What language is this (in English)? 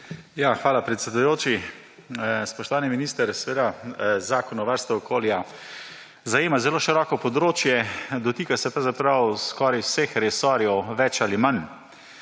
Slovenian